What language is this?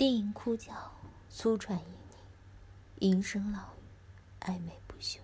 Chinese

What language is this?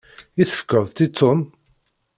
Kabyle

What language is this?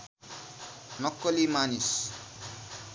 Nepali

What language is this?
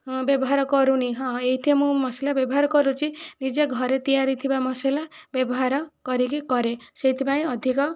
Odia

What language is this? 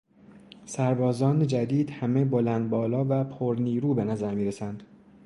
Persian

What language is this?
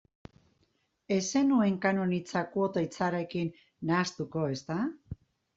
Basque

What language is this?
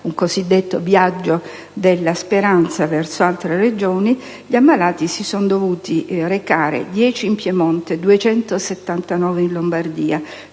Italian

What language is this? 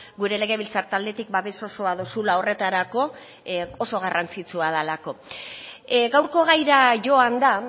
Basque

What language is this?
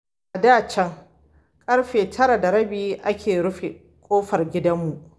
Hausa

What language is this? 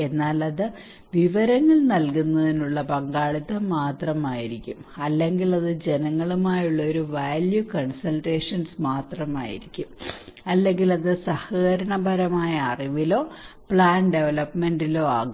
Malayalam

